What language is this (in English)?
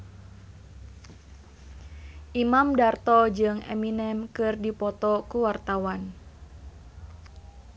Sundanese